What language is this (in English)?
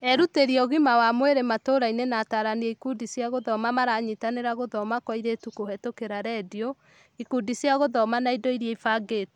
Kikuyu